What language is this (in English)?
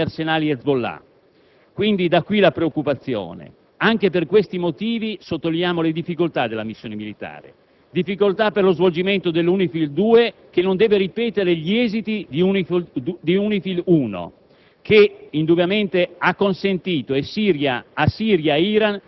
Italian